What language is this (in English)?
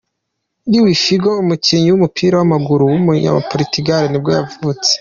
Kinyarwanda